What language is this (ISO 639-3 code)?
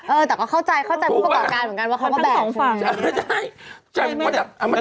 tha